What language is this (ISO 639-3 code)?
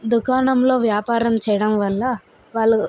tel